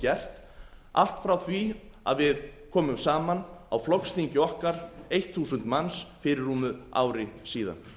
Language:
Icelandic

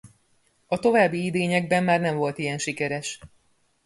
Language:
Hungarian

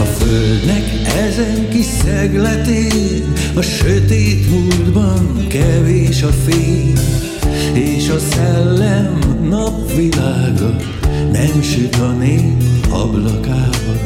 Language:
Hungarian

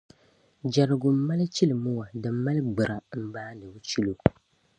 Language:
Dagbani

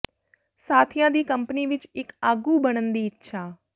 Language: Punjabi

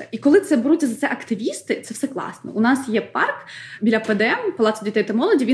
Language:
Ukrainian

